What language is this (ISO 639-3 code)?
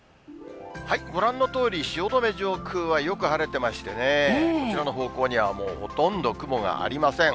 jpn